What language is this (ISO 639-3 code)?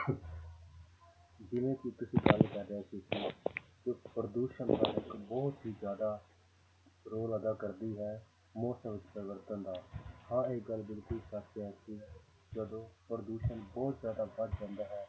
pan